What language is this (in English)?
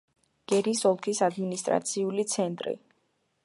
Georgian